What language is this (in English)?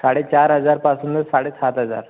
Marathi